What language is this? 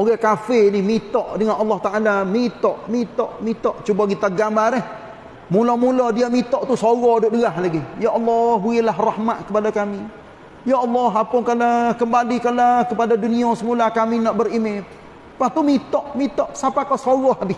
Malay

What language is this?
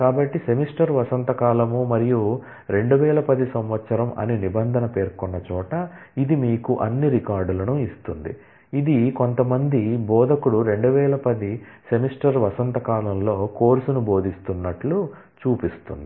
Telugu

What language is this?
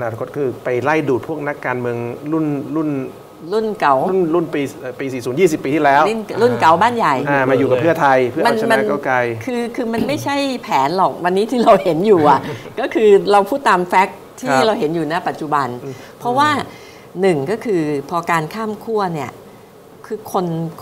Thai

